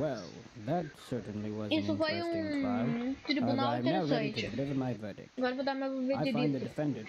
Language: Portuguese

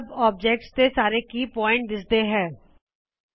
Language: Punjabi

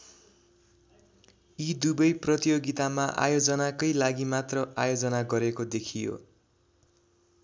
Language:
Nepali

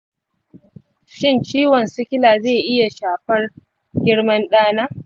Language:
Hausa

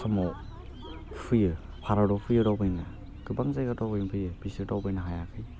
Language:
Bodo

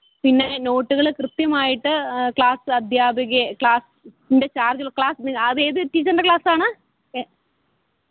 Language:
Malayalam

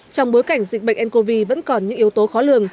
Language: Vietnamese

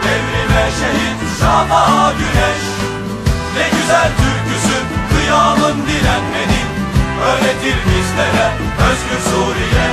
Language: Turkish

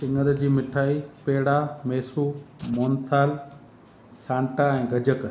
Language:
Sindhi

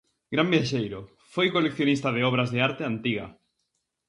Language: Galician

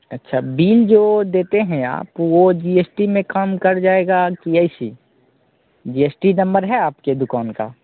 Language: Hindi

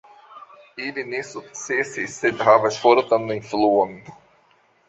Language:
Esperanto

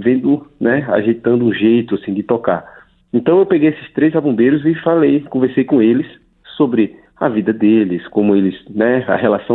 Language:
Portuguese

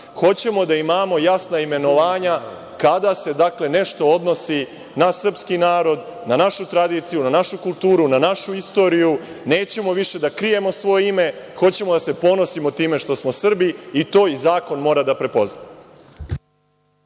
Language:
Serbian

